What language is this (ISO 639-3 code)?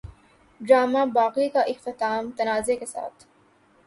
urd